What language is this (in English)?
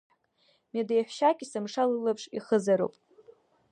Abkhazian